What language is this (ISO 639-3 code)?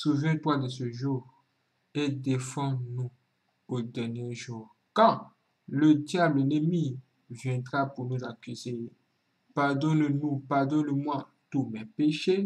fra